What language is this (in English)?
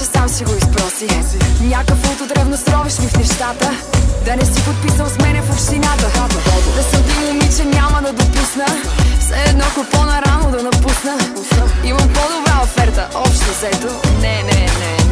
Bulgarian